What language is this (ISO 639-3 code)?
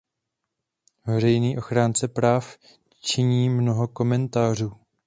ces